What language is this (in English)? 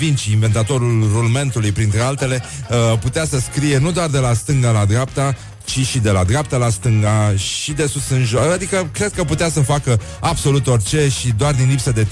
Romanian